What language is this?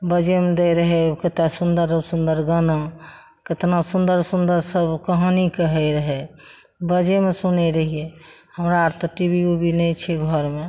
Maithili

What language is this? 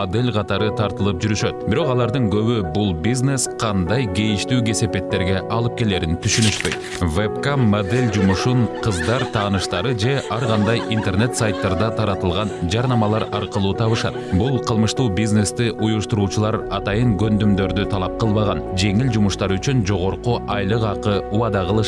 Turkish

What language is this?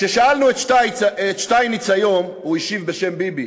Hebrew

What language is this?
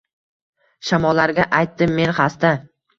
Uzbek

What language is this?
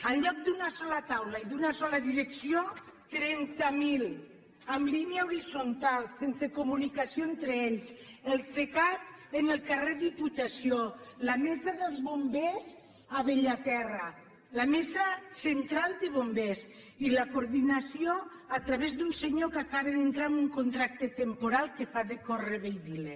Catalan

